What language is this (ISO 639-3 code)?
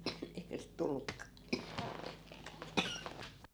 fin